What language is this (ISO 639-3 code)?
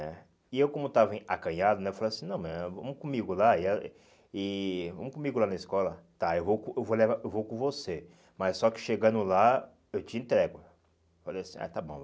por